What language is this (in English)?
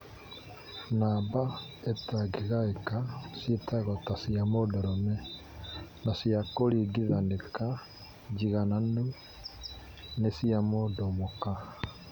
Kikuyu